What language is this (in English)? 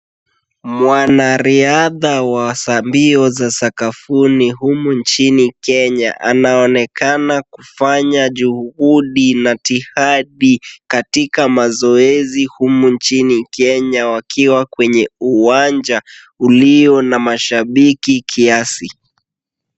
Swahili